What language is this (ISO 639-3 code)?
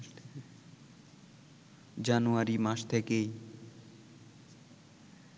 ben